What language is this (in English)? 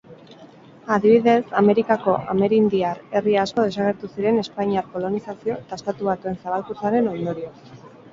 Basque